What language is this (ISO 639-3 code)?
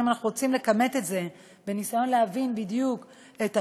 heb